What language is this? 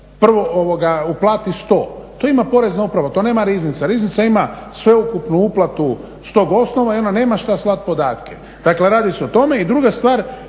Croatian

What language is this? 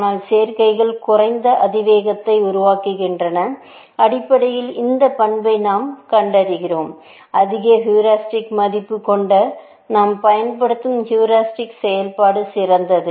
Tamil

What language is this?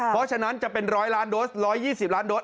Thai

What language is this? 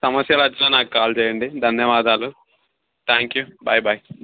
Telugu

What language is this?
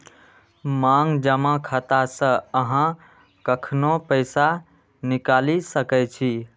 Maithili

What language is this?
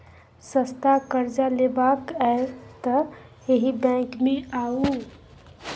Maithili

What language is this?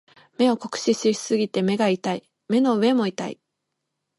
Japanese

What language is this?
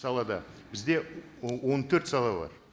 Kazakh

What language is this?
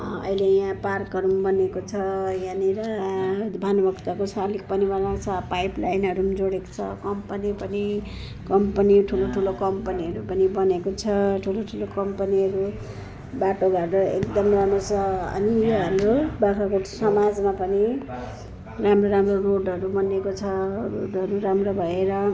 Nepali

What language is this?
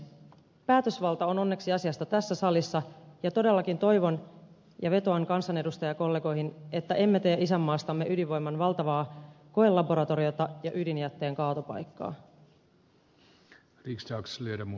Finnish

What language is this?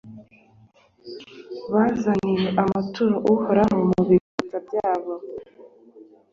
Kinyarwanda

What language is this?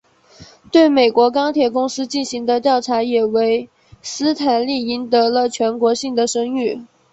Chinese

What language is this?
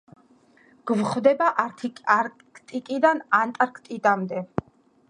Georgian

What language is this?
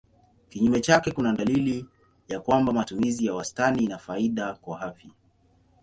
Swahili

